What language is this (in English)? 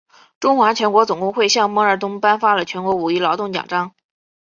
Chinese